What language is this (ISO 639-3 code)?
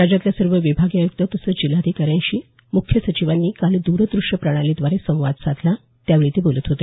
mar